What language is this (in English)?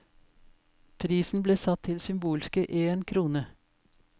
Norwegian